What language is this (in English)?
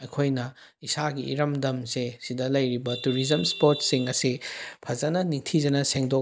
Manipuri